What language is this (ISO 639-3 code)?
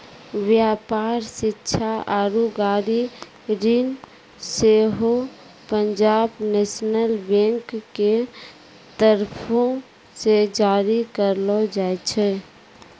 mai